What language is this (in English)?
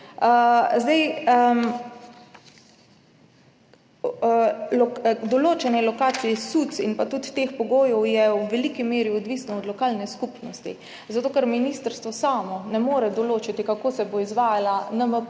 Slovenian